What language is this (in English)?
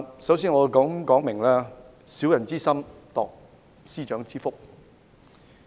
Cantonese